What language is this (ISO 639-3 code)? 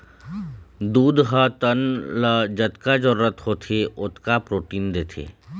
hne